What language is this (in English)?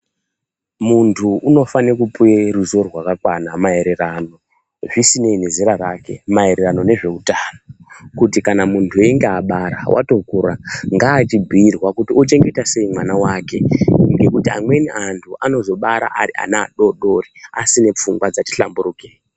Ndau